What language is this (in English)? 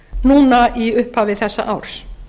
Icelandic